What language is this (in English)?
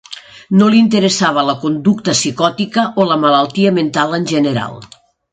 Catalan